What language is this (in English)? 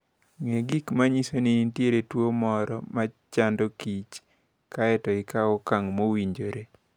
Luo (Kenya and Tanzania)